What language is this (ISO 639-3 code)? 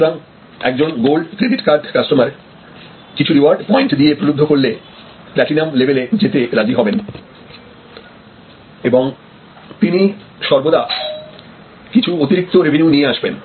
ben